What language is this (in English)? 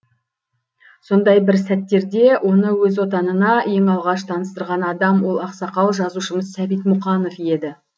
Kazakh